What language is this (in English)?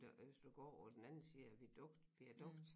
Danish